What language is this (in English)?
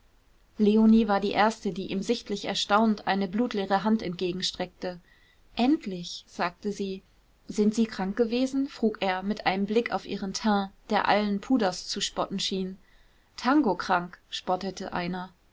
German